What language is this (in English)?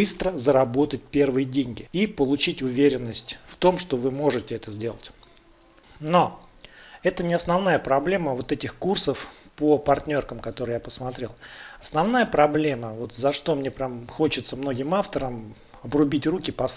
Russian